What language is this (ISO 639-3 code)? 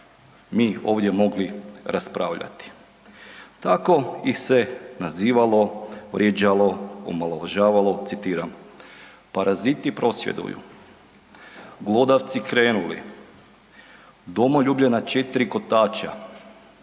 hrv